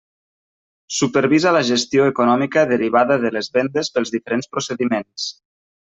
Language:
Catalan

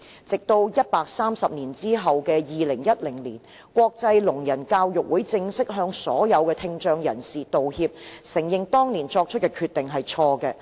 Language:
Cantonese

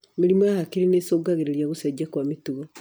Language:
Kikuyu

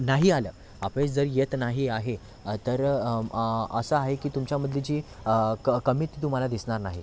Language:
Marathi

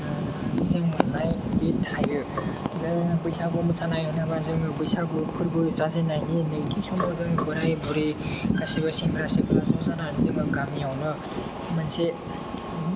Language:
Bodo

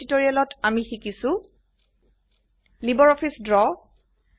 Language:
Assamese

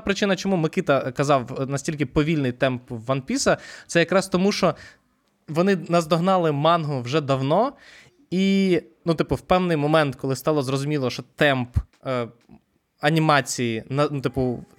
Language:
Ukrainian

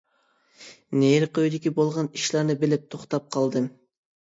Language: Uyghur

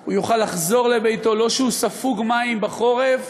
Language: Hebrew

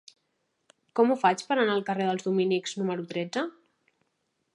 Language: Catalan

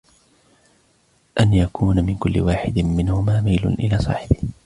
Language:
Arabic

